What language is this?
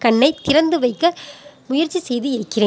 Tamil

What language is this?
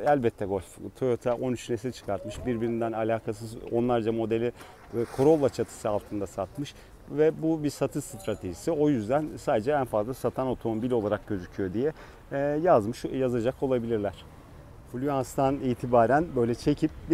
Turkish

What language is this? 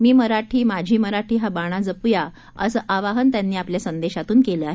Marathi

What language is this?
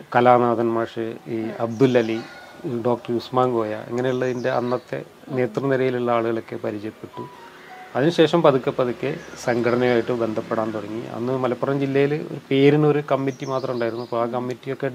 Malayalam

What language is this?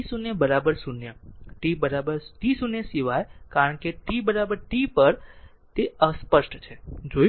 Gujarati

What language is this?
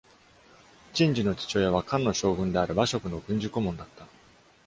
Japanese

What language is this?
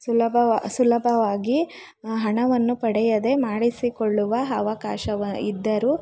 Kannada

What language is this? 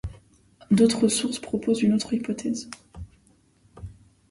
French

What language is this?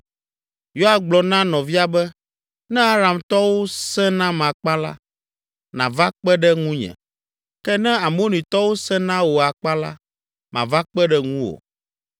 Ewe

